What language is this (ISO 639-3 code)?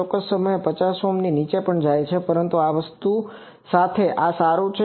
guj